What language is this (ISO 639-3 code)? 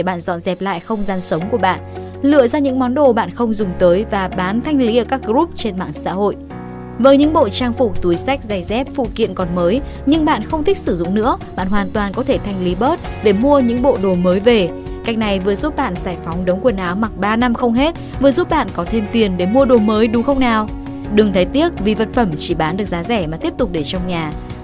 vie